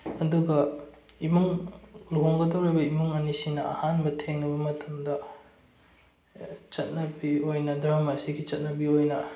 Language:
Manipuri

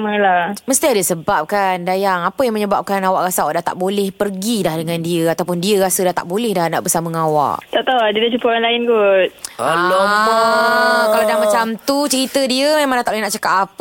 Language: Malay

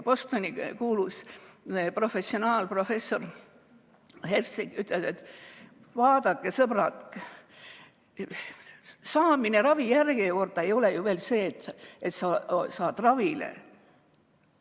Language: Estonian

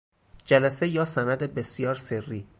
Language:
Persian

